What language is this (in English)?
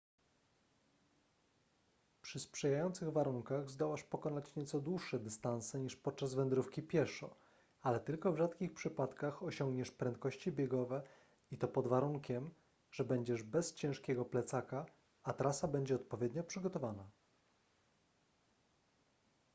Polish